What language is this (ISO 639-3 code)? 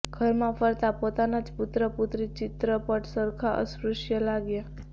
guj